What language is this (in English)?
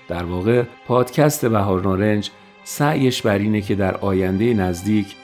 Persian